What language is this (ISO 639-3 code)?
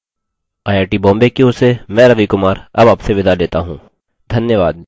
hin